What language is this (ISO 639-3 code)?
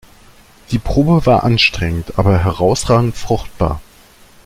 deu